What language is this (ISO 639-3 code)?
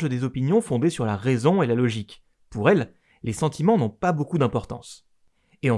fra